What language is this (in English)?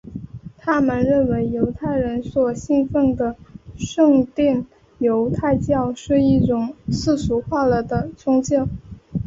Chinese